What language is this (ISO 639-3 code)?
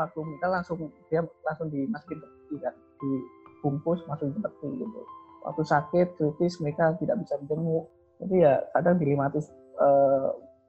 ind